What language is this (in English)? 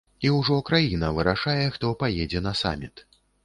Belarusian